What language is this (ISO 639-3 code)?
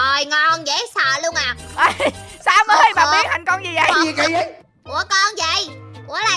vie